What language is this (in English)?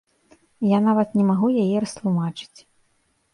Belarusian